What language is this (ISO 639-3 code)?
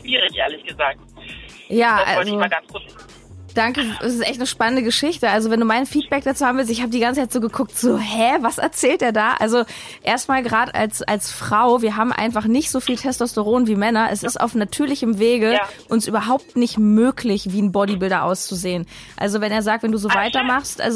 deu